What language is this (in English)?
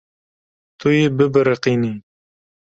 Kurdish